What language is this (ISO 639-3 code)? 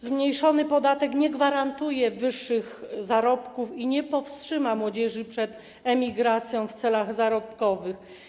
pol